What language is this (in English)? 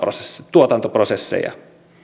Finnish